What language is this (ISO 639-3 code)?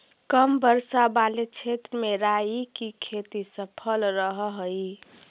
mag